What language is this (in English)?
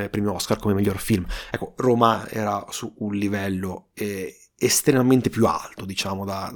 Italian